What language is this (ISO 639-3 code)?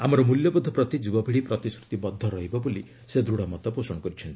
ori